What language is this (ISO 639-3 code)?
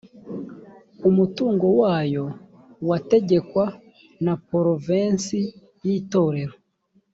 kin